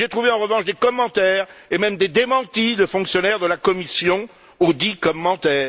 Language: French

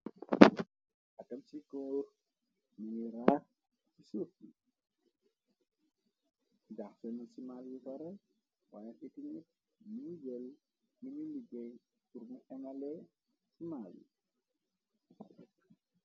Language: Wolof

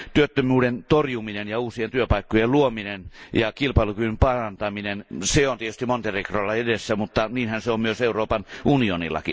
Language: Finnish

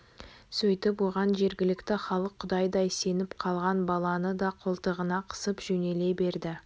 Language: Kazakh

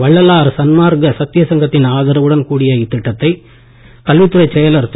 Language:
Tamil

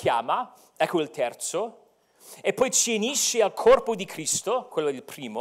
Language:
Italian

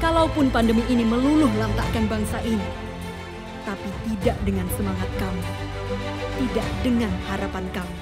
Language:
Indonesian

